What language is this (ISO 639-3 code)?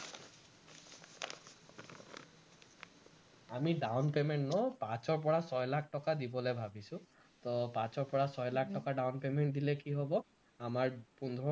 asm